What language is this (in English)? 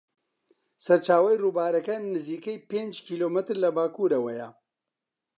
Central Kurdish